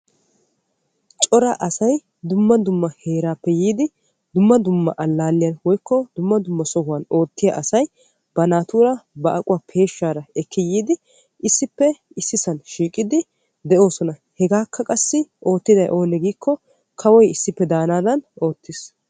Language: Wolaytta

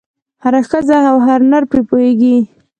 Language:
Pashto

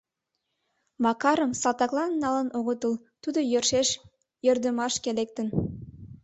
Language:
Mari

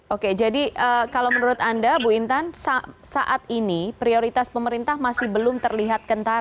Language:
Indonesian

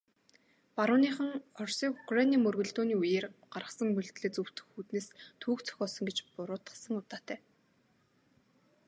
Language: Mongolian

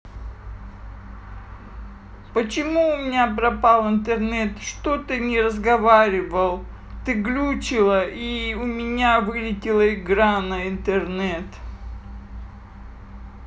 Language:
Russian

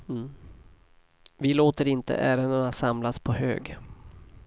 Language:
Swedish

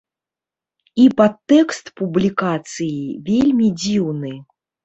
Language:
Belarusian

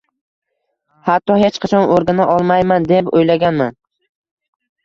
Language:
Uzbek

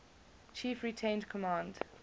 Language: English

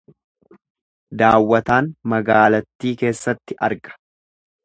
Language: Oromo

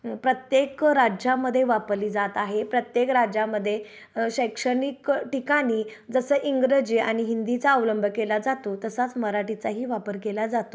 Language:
Marathi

